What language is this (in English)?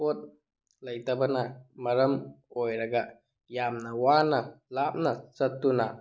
Manipuri